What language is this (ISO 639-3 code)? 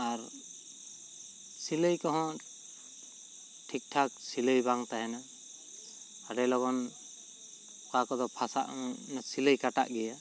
sat